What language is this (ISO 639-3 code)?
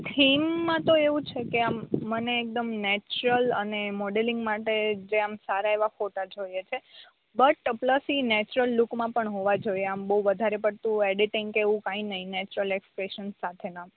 guj